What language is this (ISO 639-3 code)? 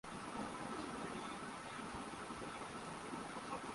urd